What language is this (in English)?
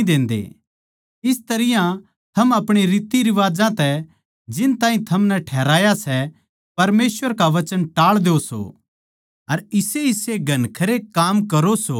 Haryanvi